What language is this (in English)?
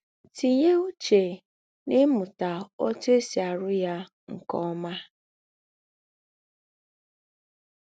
Igbo